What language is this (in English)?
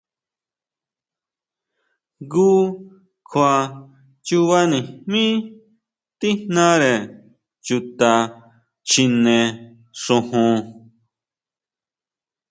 Huautla Mazatec